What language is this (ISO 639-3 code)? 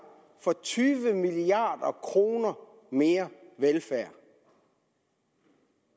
dan